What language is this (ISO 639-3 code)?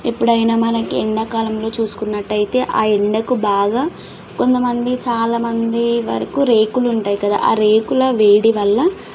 tel